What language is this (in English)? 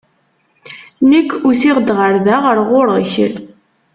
Kabyle